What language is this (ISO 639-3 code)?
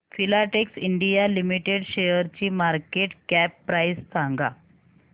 mar